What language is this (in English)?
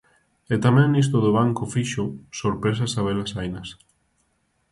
Galician